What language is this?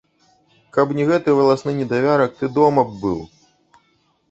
Belarusian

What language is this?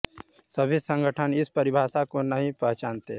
Hindi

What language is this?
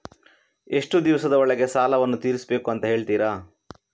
Kannada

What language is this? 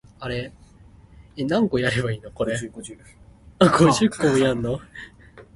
Min Nan Chinese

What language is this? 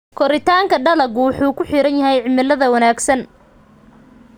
Somali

